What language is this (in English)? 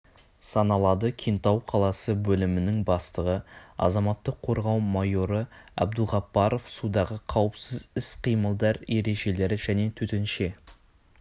Kazakh